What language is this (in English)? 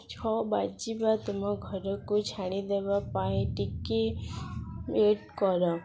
Odia